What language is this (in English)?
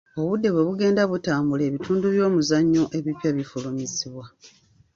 Ganda